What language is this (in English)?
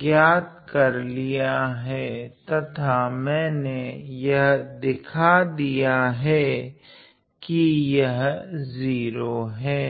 Hindi